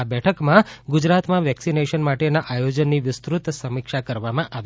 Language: Gujarati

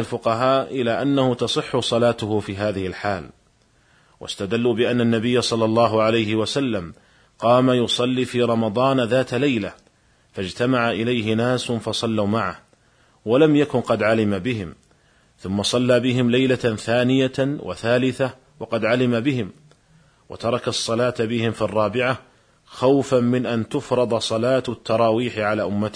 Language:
Arabic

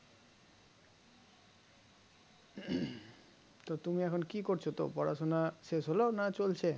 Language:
Bangla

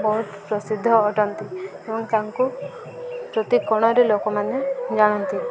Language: Odia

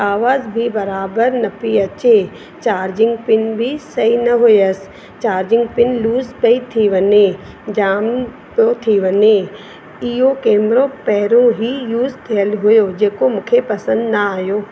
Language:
Sindhi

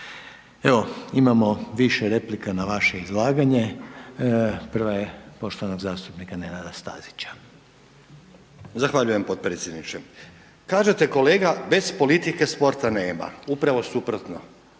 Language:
Croatian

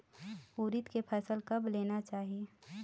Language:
Chhattisgarhi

